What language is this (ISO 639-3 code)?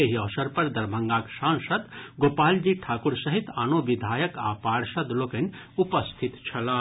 mai